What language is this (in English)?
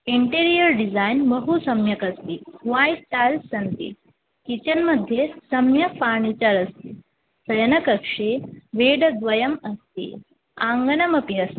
Sanskrit